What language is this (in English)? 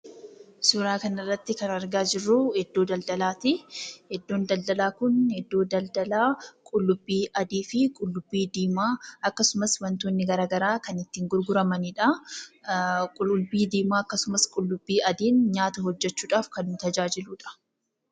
Oromo